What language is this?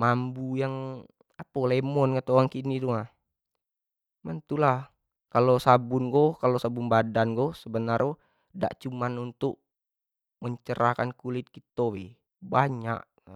Jambi Malay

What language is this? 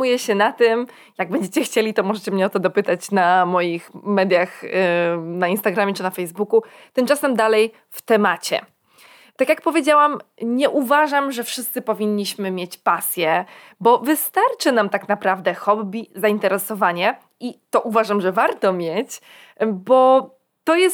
Polish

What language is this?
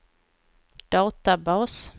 Swedish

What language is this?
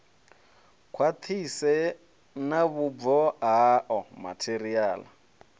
Venda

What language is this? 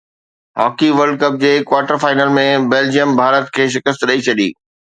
Sindhi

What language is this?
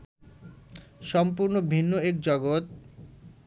Bangla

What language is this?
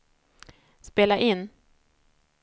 Swedish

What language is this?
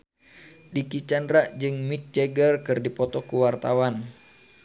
Sundanese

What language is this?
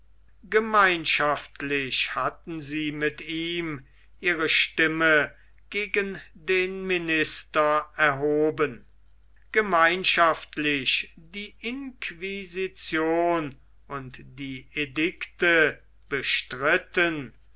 German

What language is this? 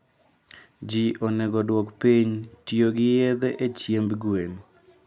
Luo (Kenya and Tanzania)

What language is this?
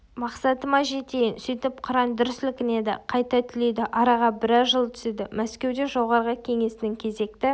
Kazakh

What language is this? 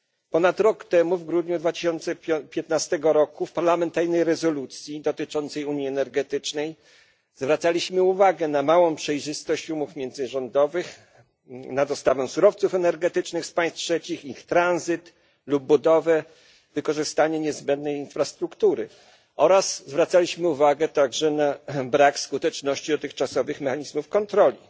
Polish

